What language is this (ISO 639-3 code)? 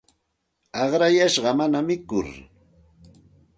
qxt